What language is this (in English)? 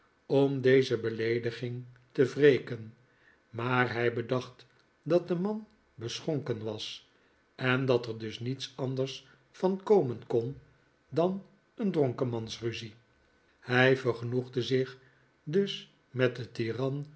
Dutch